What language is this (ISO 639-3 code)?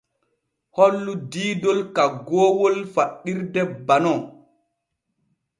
fue